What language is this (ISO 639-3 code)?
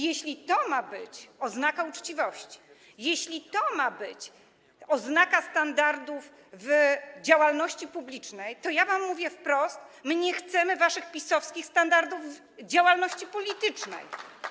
pol